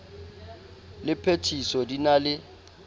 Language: Southern Sotho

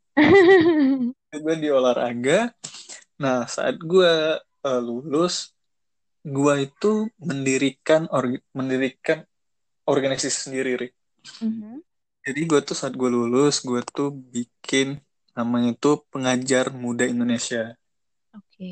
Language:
Indonesian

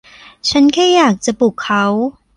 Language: Thai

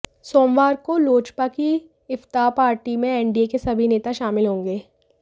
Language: Hindi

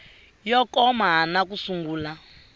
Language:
Tsonga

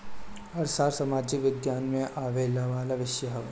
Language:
Bhojpuri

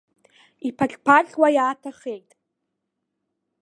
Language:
Abkhazian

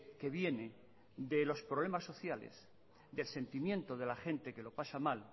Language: Spanish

